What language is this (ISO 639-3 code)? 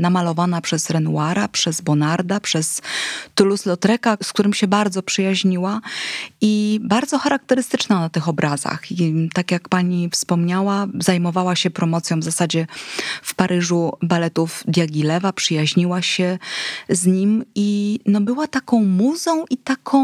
pol